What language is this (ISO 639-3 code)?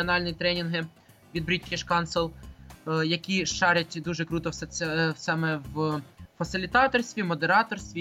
ukr